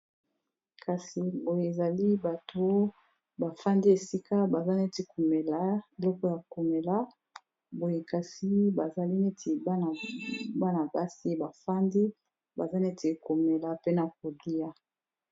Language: Lingala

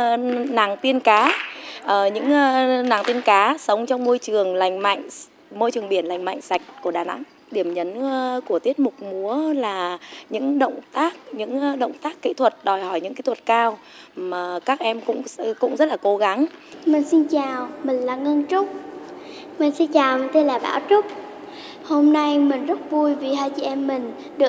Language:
Vietnamese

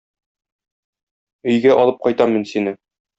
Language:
Tatar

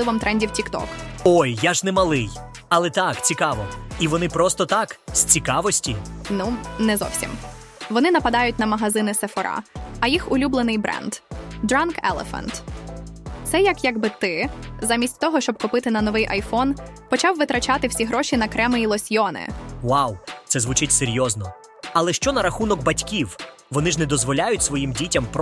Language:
Ukrainian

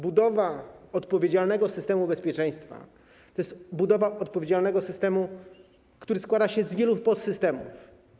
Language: Polish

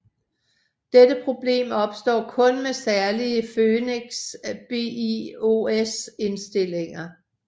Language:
Danish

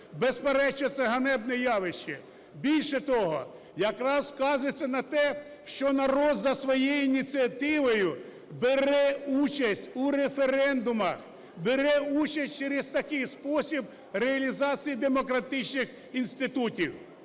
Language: Ukrainian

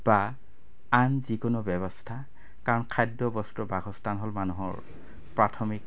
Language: Assamese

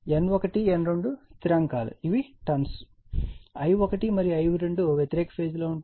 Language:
Telugu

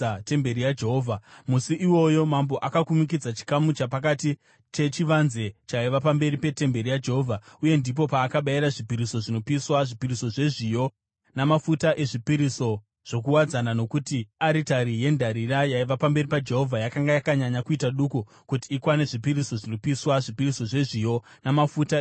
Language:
Shona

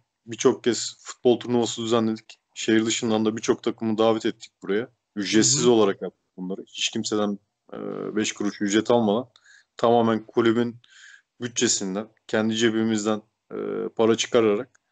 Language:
Turkish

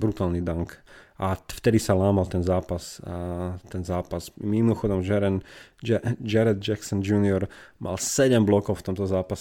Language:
Slovak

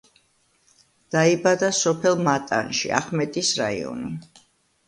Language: Georgian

